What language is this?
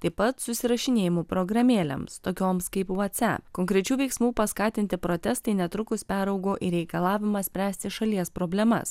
Lithuanian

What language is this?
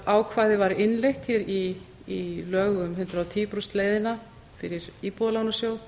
Icelandic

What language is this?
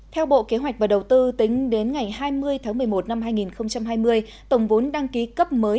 Vietnamese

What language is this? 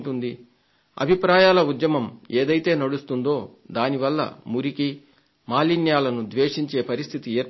Telugu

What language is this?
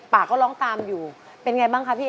Thai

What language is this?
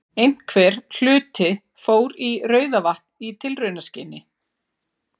Icelandic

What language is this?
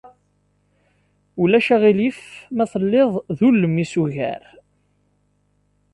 Kabyle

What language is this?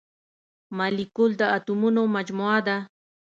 Pashto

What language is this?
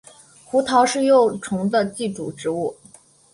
Chinese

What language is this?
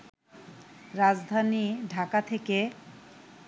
Bangla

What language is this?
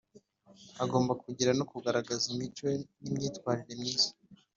Kinyarwanda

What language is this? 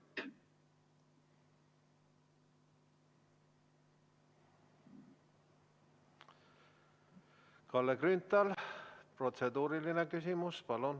Estonian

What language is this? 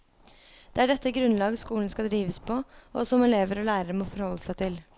Norwegian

